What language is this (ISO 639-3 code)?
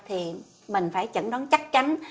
vie